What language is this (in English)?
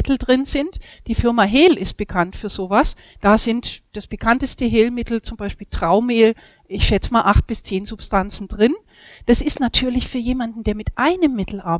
German